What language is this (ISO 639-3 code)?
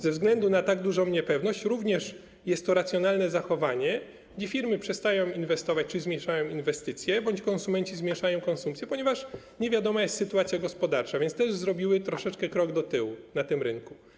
pol